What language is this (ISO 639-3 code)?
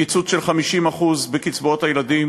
heb